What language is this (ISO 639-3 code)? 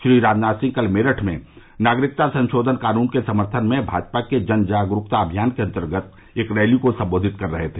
hin